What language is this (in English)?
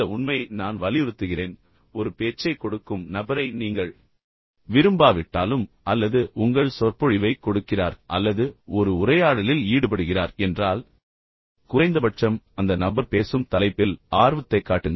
Tamil